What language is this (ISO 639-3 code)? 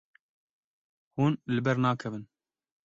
kur